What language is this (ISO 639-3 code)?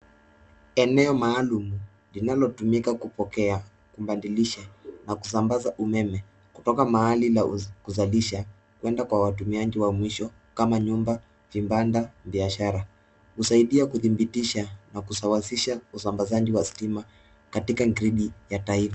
swa